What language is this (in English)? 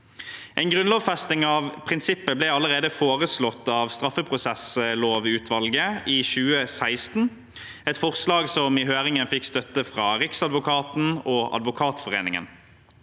Norwegian